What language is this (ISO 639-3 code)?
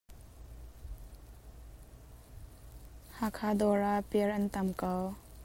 cnh